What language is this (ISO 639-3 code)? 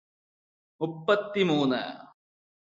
mal